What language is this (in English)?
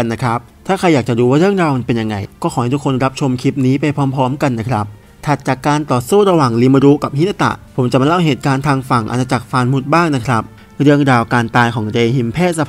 Thai